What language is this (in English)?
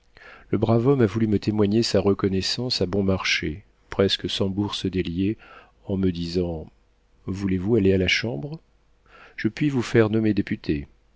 French